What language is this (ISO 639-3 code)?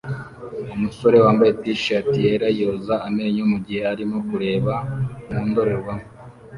kin